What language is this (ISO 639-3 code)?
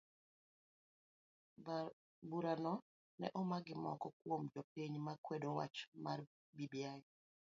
luo